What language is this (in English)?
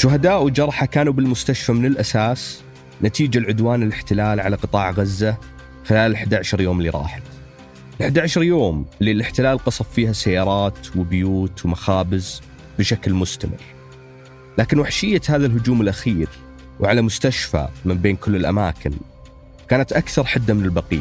Arabic